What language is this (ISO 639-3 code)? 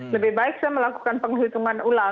ind